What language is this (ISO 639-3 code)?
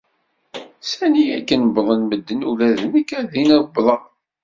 kab